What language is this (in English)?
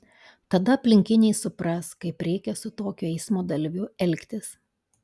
Lithuanian